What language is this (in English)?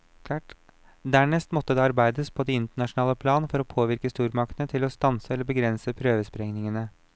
Norwegian